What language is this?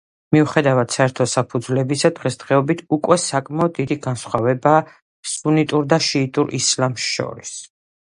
Georgian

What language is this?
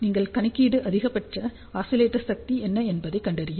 Tamil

